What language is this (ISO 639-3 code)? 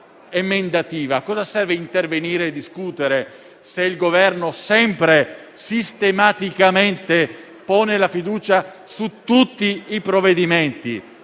ita